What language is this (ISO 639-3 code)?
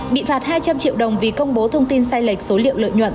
vie